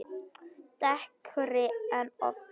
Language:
Icelandic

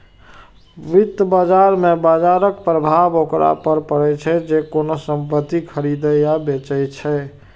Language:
Maithili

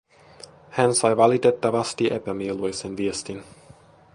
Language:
Finnish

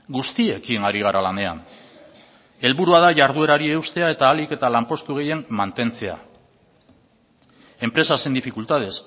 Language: Basque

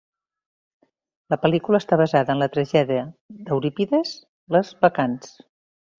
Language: Catalan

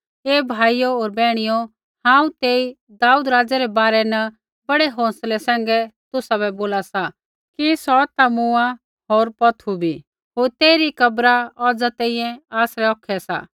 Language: Kullu Pahari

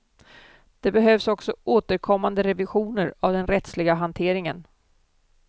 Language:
Swedish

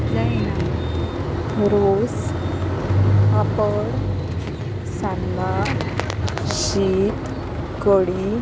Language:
Konkani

